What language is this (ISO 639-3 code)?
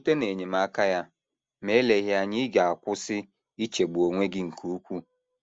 ibo